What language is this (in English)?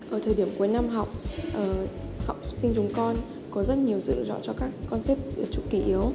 Vietnamese